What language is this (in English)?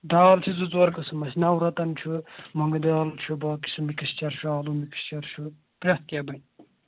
Kashmiri